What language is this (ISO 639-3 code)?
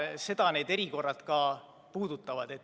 est